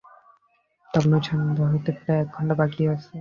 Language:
Bangla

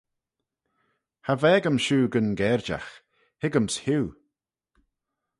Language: Manx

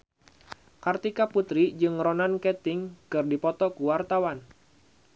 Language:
Sundanese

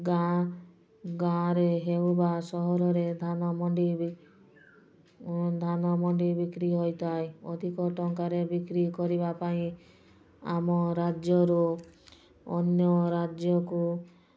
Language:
Odia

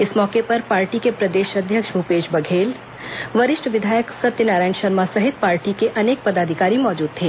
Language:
Hindi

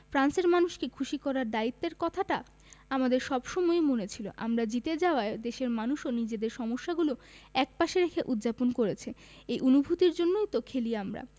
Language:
Bangla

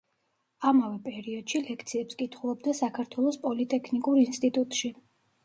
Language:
Georgian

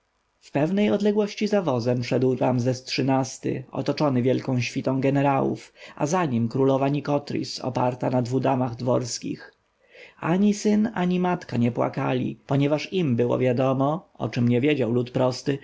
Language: Polish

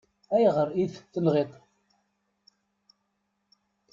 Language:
Kabyle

